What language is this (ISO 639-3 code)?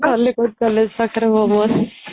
ori